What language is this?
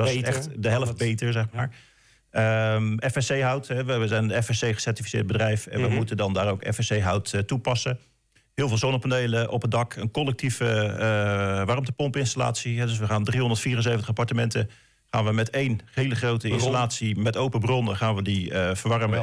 Dutch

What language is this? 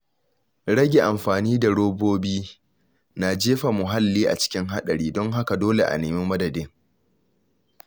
Hausa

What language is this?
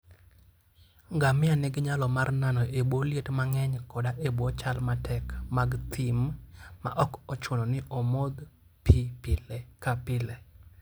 Luo (Kenya and Tanzania)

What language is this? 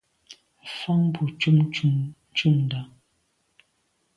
Medumba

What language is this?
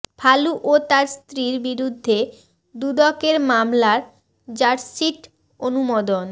Bangla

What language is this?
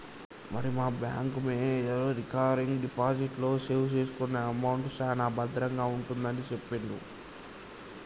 Telugu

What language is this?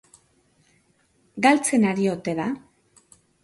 Basque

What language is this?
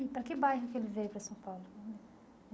Portuguese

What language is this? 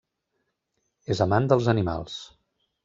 Catalan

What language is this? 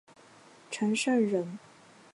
Chinese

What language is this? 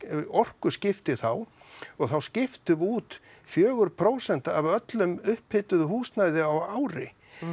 Icelandic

